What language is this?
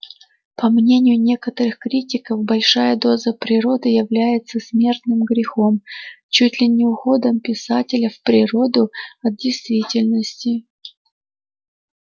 Russian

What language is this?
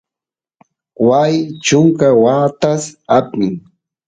Santiago del Estero Quichua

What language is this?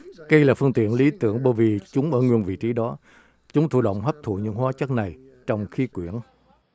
Vietnamese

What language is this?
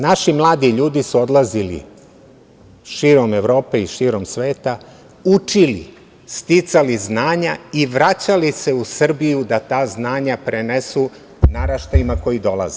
Serbian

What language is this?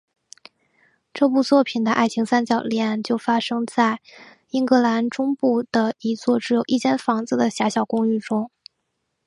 Chinese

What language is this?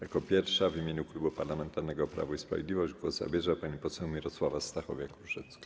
Polish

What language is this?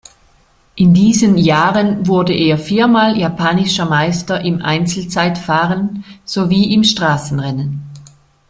German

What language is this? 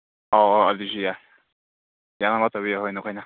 Manipuri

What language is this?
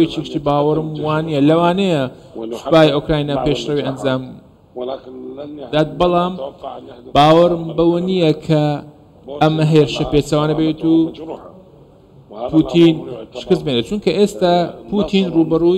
Arabic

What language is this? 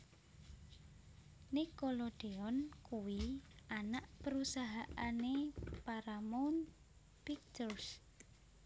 Javanese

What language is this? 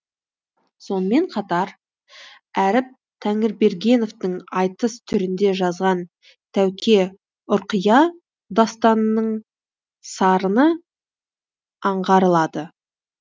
Kazakh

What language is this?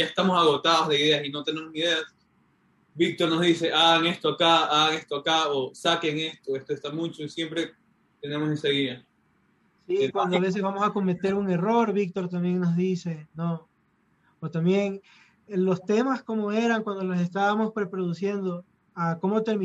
Spanish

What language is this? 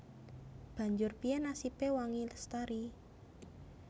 Javanese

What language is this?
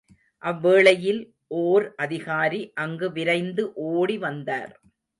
Tamil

